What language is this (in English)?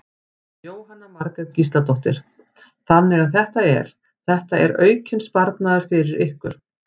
Icelandic